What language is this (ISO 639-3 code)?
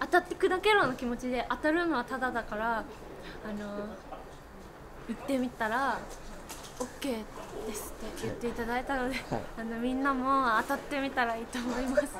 jpn